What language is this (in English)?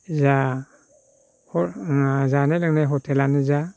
Bodo